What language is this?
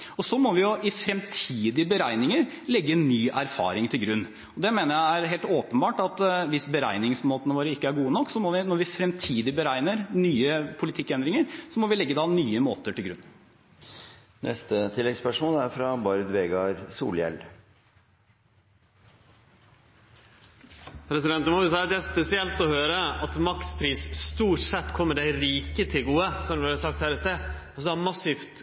Norwegian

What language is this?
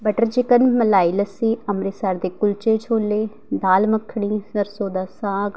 Punjabi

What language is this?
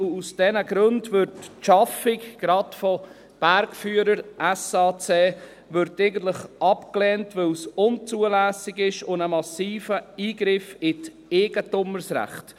Swiss German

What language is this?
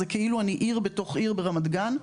Hebrew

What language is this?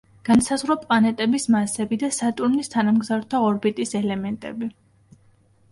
Georgian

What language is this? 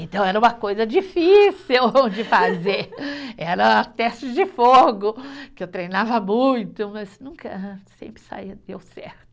Portuguese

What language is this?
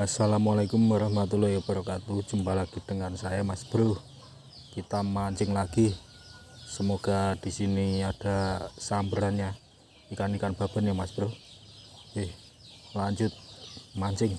Indonesian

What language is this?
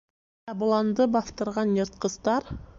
Bashkir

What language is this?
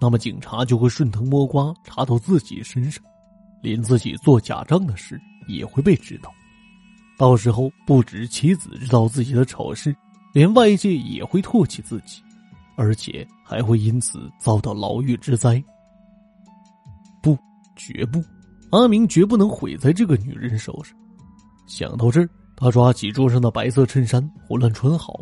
Chinese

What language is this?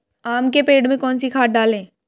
Hindi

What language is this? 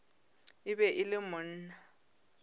Northern Sotho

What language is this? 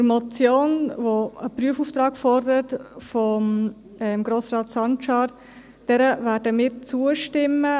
Swiss German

